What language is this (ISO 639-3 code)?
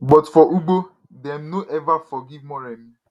pcm